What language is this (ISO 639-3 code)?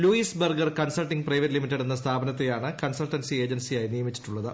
mal